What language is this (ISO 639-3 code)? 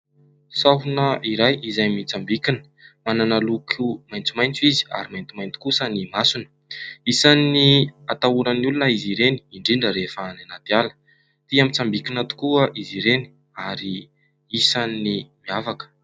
mlg